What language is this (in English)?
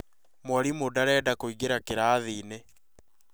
Kikuyu